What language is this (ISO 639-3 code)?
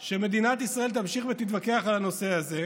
heb